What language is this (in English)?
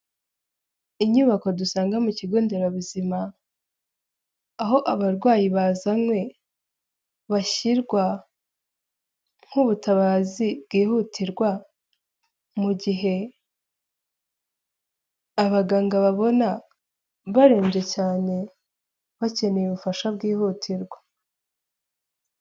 Kinyarwanda